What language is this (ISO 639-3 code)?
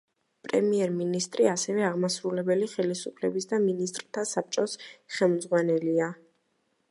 kat